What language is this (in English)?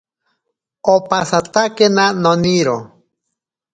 Ashéninka Perené